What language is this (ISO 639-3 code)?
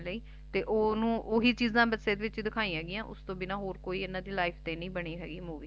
pan